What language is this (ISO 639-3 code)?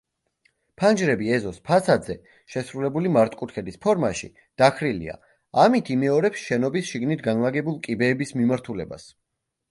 kat